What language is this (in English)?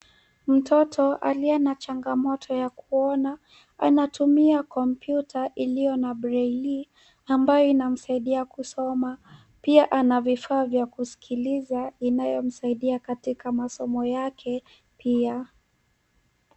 Swahili